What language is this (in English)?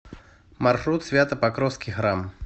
Russian